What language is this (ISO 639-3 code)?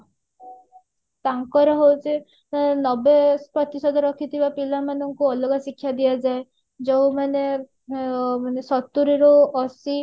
ori